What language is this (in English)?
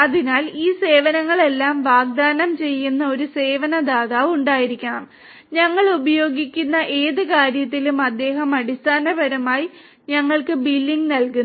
Malayalam